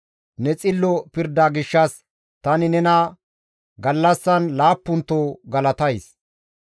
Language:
Gamo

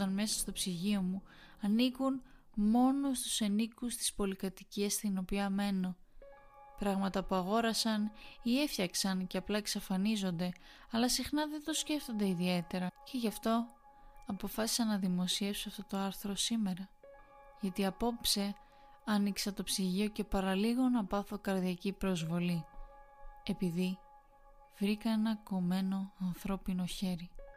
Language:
Greek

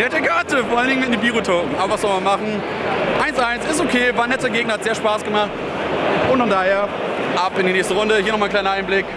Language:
German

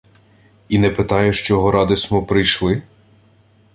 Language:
Ukrainian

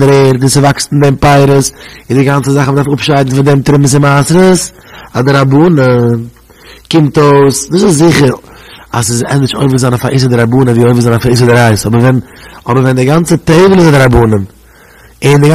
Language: Dutch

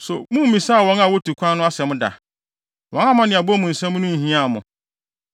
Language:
Akan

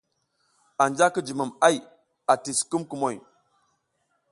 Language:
South Giziga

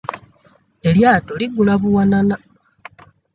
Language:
Ganda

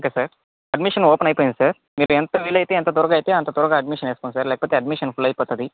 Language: Telugu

